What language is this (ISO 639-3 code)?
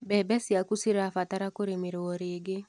kik